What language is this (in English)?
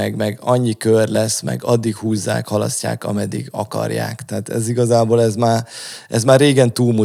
Hungarian